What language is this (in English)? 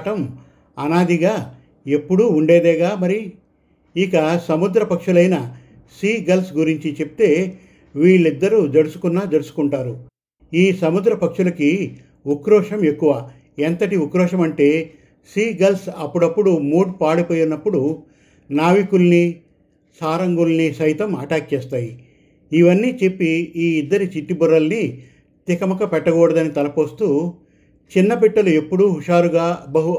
Telugu